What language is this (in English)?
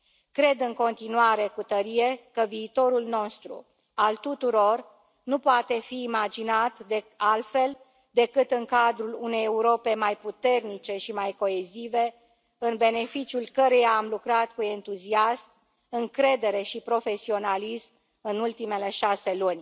Romanian